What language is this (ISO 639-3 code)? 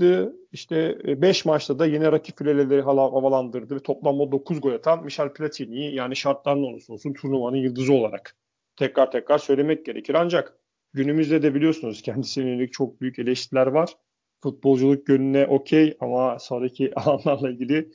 tur